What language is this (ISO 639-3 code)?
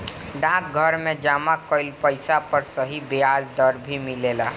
bho